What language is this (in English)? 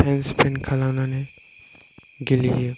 Bodo